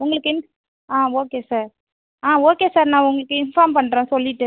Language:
Tamil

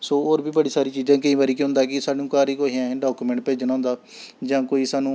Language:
Dogri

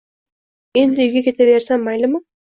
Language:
Uzbek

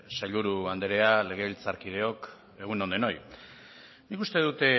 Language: Basque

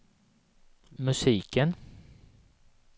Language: Swedish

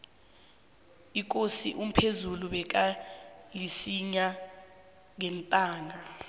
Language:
South Ndebele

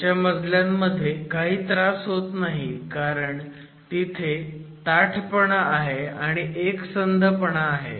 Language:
Marathi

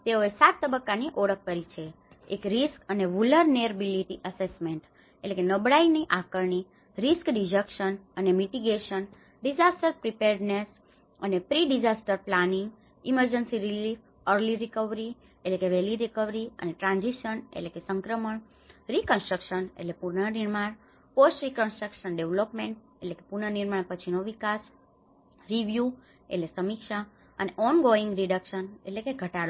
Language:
Gujarati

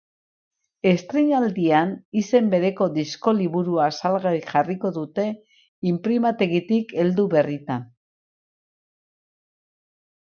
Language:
Basque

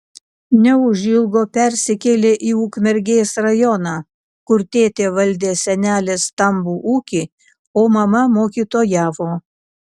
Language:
Lithuanian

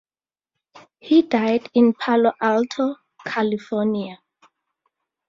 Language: English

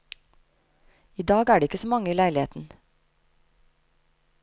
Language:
Norwegian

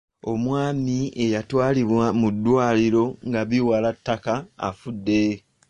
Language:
Ganda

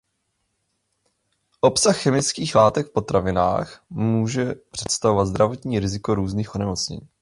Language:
Czech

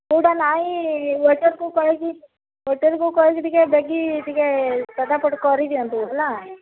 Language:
Odia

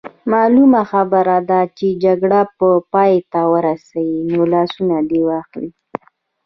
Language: Pashto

